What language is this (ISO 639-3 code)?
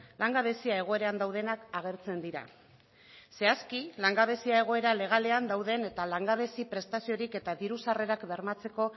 eus